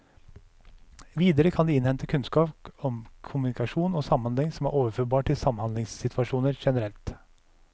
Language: Norwegian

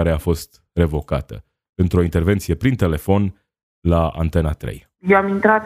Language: Romanian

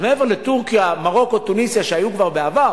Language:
Hebrew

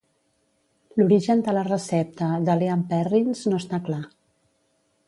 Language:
Catalan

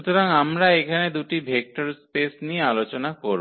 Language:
Bangla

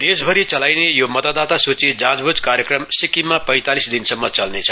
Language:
Nepali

